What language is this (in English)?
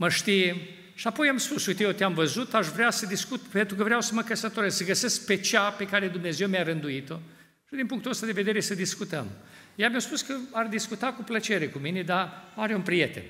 Romanian